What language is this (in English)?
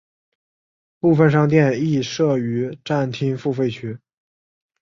Chinese